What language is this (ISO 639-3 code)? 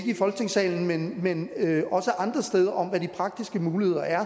dan